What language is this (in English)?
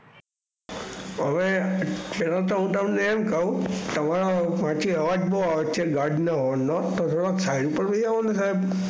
Gujarati